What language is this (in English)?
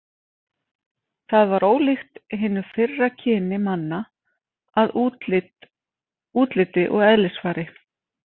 Icelandic